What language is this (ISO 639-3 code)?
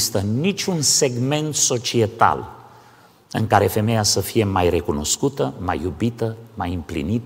ron